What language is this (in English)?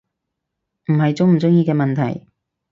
Cantonese